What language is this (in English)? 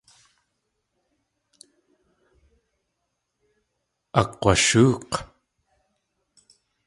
Tlingit